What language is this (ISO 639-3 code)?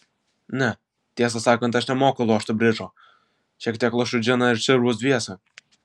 lit